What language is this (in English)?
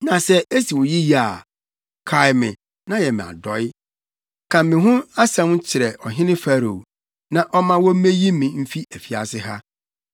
Akan